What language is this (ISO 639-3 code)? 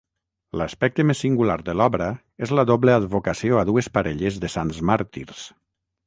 cat